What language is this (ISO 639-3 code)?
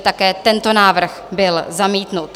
ces